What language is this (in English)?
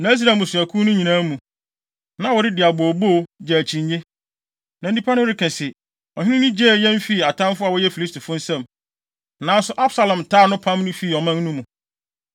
Akan